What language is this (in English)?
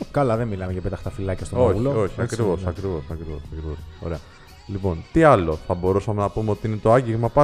Greek